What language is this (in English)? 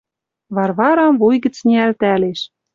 Western Mari